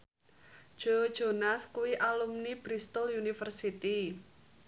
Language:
Javanese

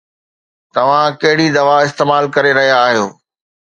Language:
Sindhi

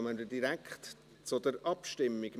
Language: Swiss German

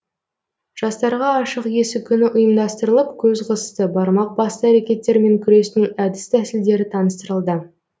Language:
Kazakh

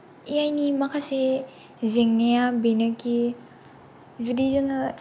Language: Bodo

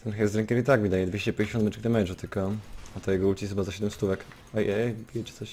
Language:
Polish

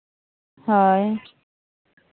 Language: Santali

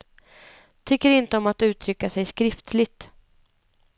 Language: Swedish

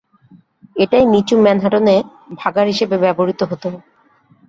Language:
Bangla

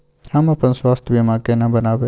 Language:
Maithili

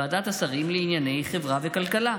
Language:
Hebrew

